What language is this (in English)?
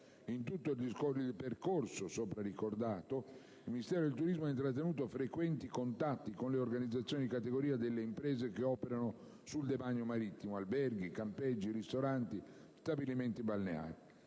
Italian